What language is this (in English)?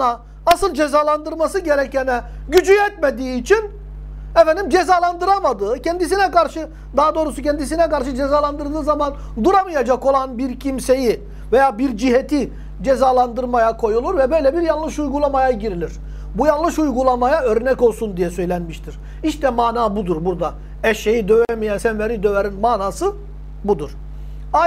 Turkish